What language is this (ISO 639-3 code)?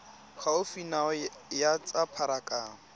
tsn